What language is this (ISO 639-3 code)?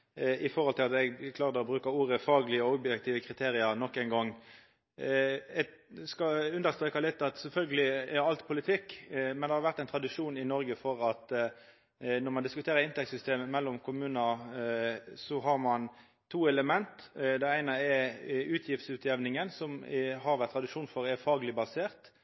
nno